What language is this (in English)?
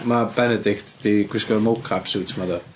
Welsh